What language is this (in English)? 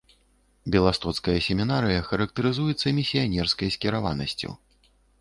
Belarusian